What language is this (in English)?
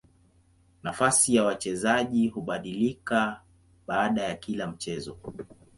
Swahili